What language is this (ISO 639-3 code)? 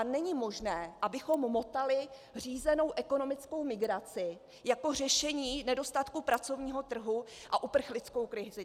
ces